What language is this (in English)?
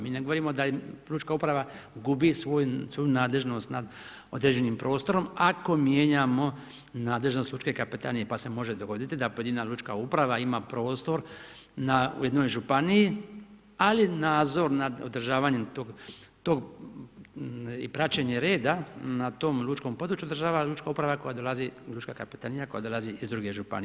Croatian